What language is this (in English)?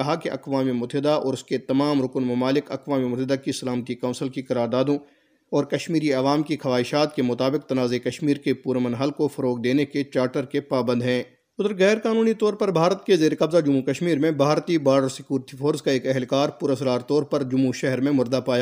Urdu